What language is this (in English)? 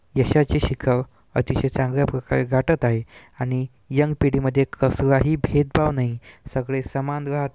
Marathi